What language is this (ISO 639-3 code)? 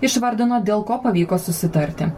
lit